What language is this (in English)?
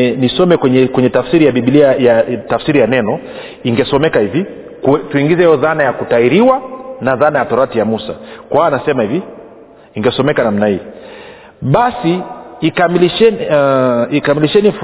Swahili